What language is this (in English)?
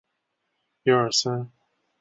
Chinese